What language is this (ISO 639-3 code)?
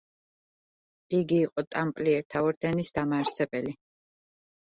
kat